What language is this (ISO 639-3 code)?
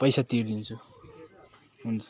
nep